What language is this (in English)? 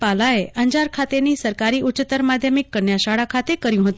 Gujarati